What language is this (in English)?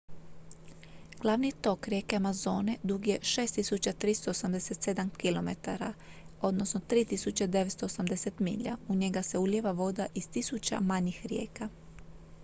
Croatian